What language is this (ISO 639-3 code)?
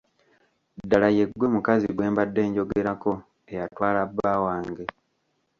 lug